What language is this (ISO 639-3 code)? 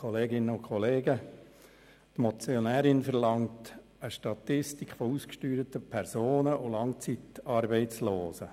gsw